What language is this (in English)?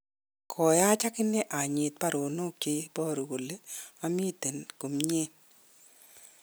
Kalenjin